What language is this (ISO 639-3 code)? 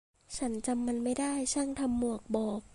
tha